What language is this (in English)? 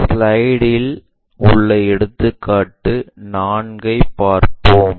Tamil